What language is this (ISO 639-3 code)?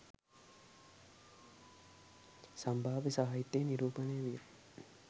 sin